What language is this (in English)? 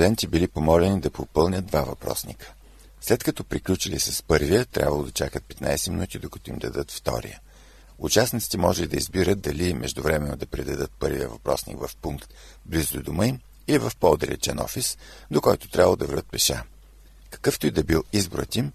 Bulgarian